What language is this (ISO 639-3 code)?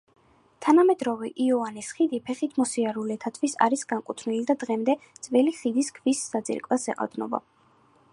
kat